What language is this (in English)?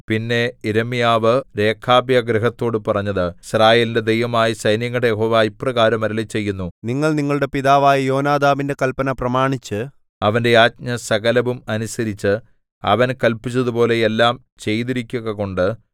Malayalam